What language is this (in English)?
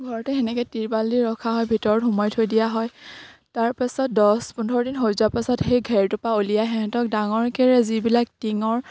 Assamese